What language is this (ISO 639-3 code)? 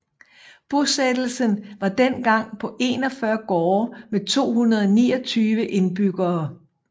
dan